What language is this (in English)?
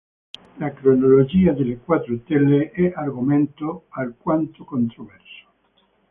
Italian